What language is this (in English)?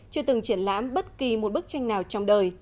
Vietnamese